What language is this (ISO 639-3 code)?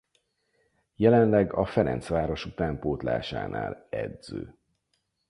hun